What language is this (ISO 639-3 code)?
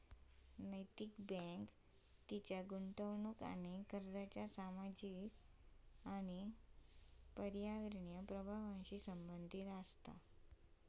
mar